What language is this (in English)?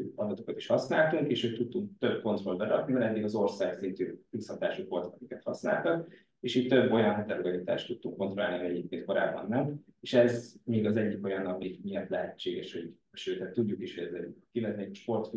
Hungarian